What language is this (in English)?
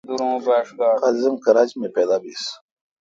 Kalkoti